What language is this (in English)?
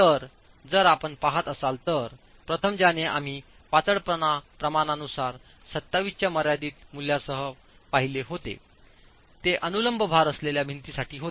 Marathi